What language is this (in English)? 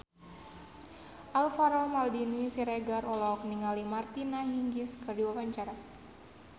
Sundanese